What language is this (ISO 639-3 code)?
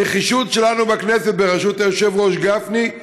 heb